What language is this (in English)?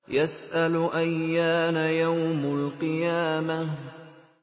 Arabic